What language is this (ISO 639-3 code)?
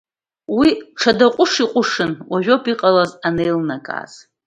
abk